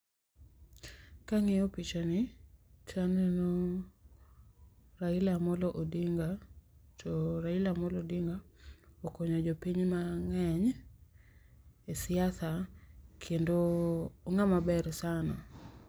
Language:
Luo (Kenya and Tanzania)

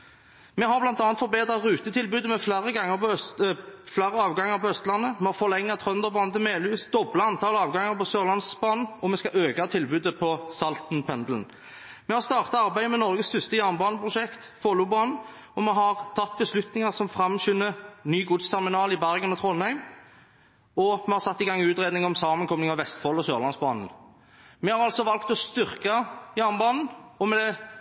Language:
Norwegian Bokmål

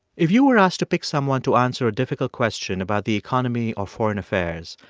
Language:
English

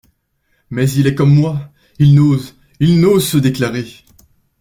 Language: French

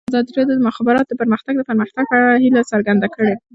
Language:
Pashto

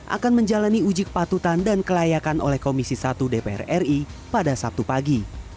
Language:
Indonesian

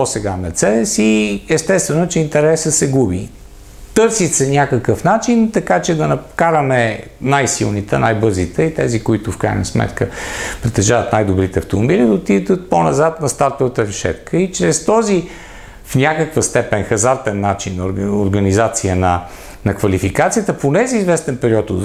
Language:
Bulgarian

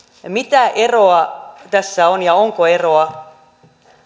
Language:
Finnish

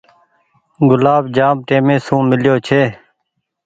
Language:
Goaria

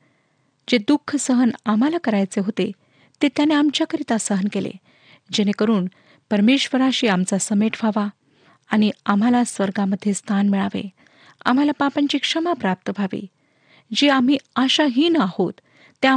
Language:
Marathi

